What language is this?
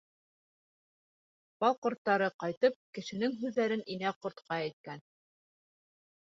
Bashkir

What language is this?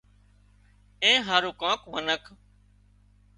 Wadiyara Koli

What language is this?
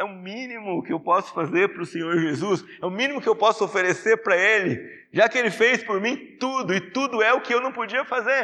Portuguese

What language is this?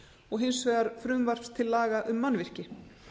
Icelandic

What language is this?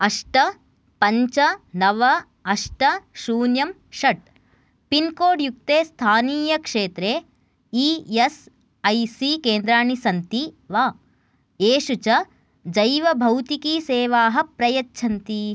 Sanskrit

